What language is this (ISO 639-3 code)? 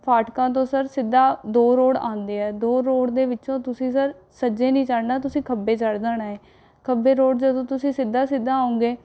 pan